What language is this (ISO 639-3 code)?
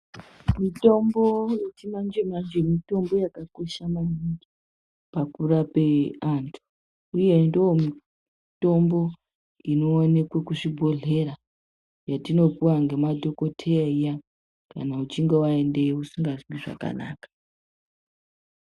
ndc